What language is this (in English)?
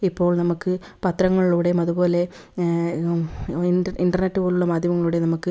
Malayalam